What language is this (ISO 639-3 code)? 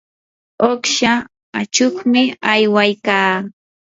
qur